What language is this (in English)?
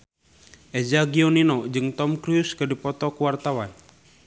Sundanese